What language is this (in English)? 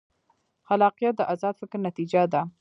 Pashto